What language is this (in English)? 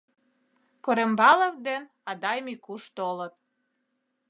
Mari